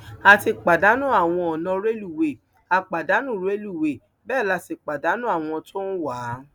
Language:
Yoruba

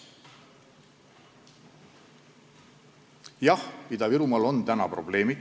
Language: Estonian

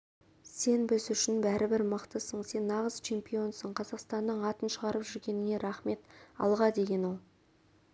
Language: Kazakh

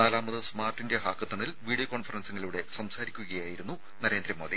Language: Malayalam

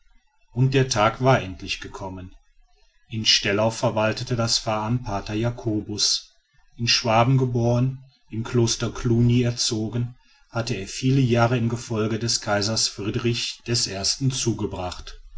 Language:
German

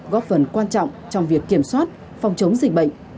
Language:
Vietnamese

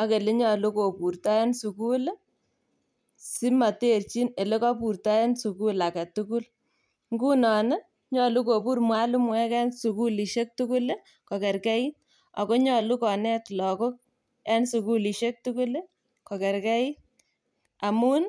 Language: Kalenjin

